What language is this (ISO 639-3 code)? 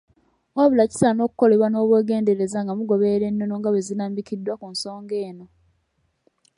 lug